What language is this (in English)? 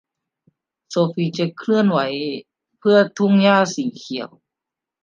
Thai